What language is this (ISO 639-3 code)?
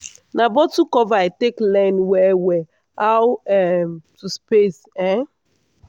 pcm